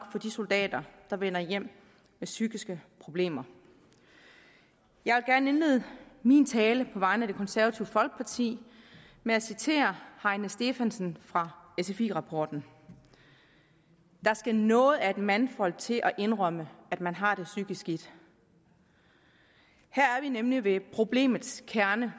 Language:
Danish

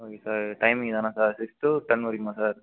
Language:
Tamil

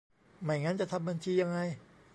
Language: Thai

